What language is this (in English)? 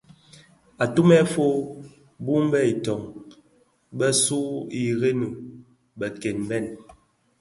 Bafia